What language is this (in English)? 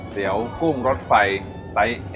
Thai